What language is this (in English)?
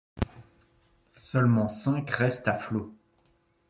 French